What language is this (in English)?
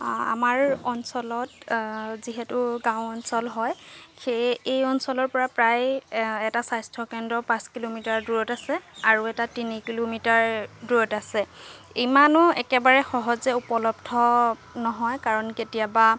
Assamese